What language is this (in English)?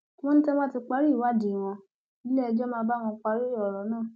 Yoruba